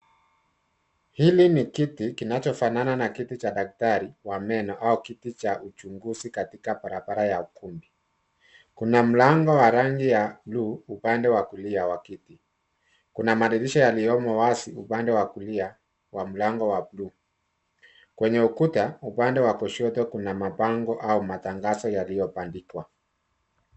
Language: Swahili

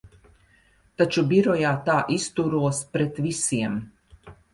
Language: Latvian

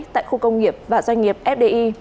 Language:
Vietnamese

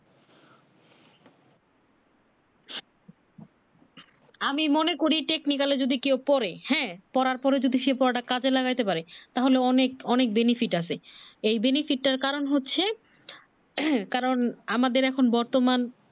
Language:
Bangla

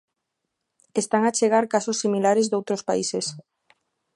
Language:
Galician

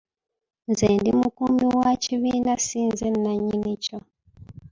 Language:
Ganda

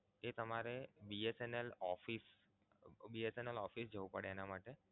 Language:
Gujarati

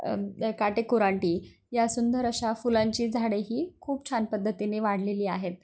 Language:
Marathi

